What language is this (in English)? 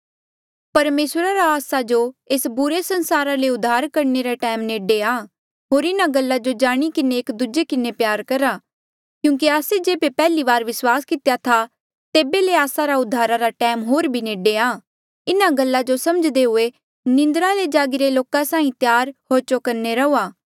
Mandeali